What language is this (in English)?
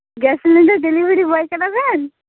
Santali